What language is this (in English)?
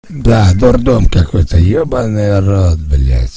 Russian